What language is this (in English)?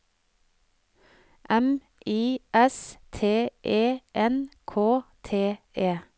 Norwegian